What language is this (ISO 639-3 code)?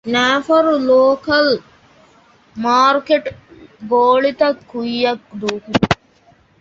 div